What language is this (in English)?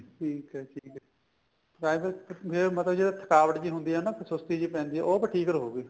Punjabi